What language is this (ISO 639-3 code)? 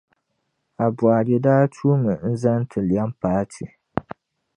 dag